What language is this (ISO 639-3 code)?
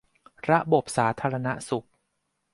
tha